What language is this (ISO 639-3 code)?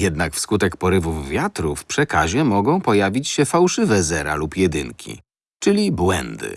pol